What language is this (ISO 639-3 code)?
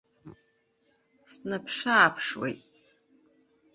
abk